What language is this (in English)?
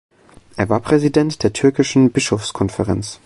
German